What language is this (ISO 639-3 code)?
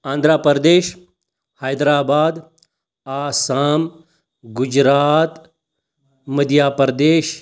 kas